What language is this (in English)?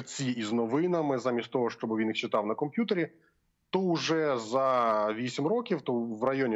Ukrainian